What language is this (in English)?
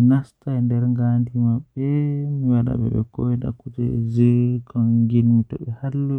Western Niger Fulfulde